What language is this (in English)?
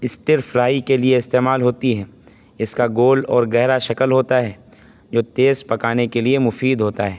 Urdu